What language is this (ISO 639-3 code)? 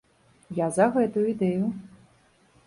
bel